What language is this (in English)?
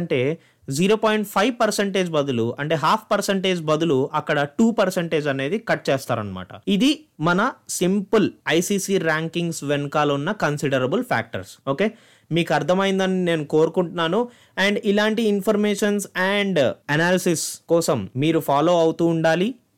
Telugu